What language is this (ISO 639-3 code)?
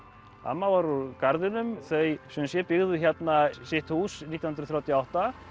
isl